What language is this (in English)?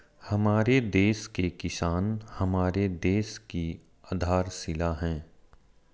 Hindi